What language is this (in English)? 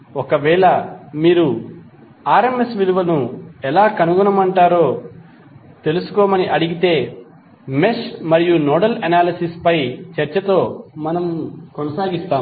Telugu